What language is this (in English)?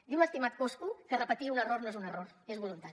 Catalan